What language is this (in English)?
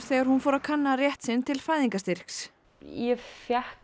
Icelandic